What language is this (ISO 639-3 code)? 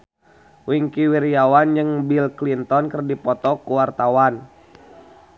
sun